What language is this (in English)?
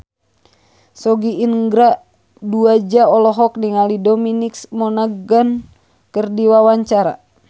Sundanese